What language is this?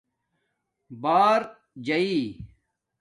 Domaaki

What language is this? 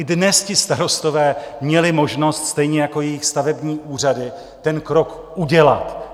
Czech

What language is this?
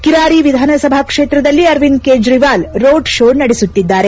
Kannada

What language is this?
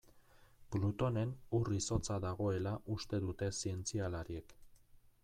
Basque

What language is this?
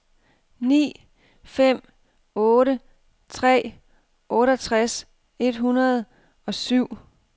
Danish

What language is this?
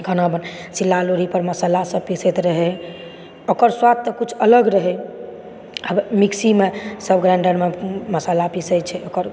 Maithili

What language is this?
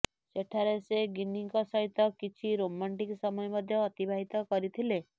Odia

